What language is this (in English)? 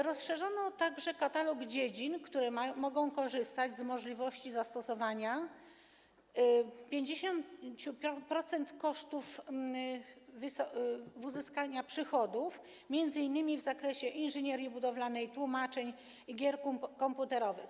Polish